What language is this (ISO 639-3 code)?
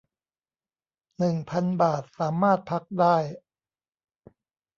tha